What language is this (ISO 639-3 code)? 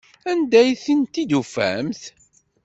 kab